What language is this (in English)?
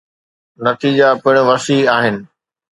Sindhi